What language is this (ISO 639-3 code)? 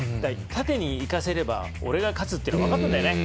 jpn